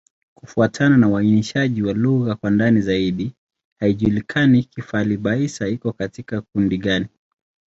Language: Swahili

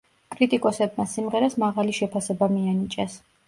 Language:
Georgian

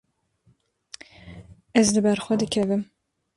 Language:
Kurdish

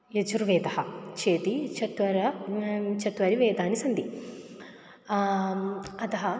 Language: Sanskrit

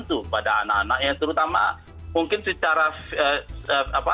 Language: Indonesian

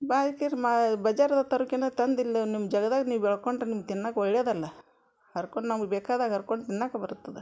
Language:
Kannada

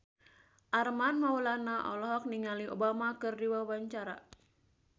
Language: Sundanese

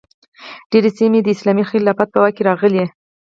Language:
Pashto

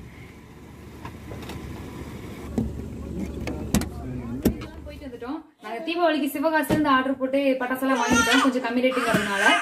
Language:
Hindi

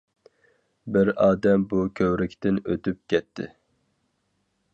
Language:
Uyghur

